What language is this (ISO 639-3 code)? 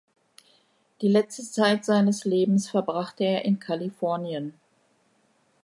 deu